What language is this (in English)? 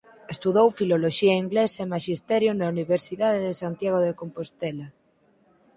Galician